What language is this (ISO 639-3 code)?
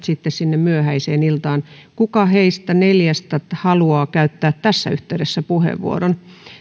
fin